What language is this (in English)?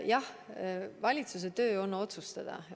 Estonian